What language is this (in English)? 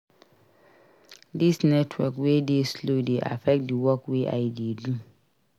Nigerian Pidgin